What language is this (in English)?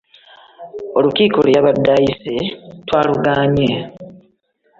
Ganda